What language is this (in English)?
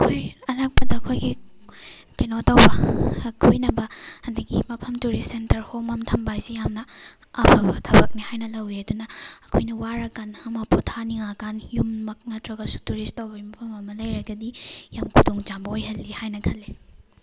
Manipuri